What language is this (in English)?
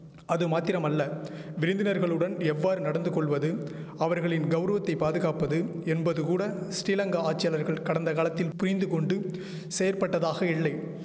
Tamil